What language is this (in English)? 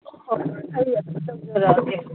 Manipuri